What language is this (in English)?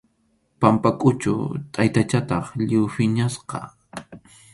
Arequipa-La Unión Quechua